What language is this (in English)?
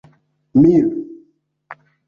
Esperanto